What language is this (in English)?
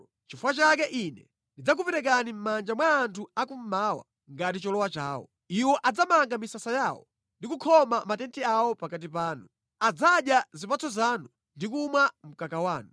Nyanja